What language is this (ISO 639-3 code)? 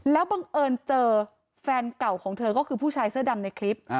tha